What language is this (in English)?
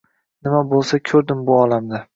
Uzbek